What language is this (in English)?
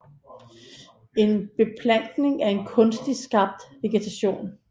Danish